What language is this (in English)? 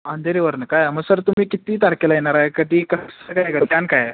Marathi